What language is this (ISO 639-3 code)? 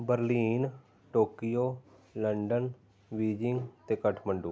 pan